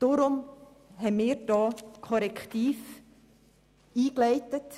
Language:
Swiss German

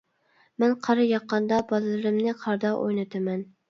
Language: Uyghur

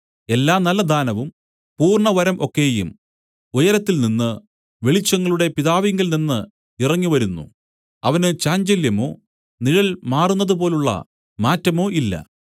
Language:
Malayalam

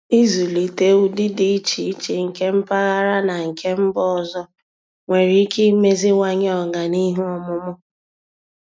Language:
Igbo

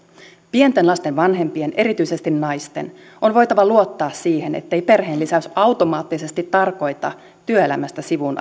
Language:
Finnish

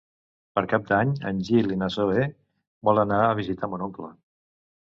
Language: Catalan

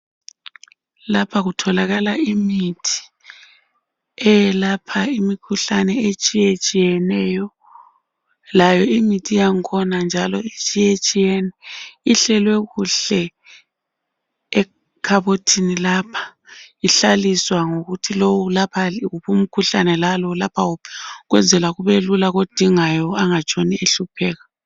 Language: North Ndebele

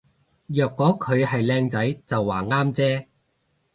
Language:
Cantonese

